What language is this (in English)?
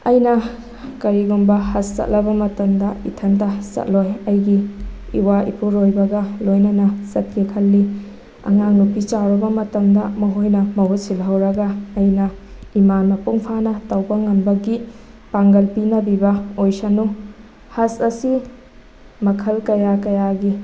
Manipuri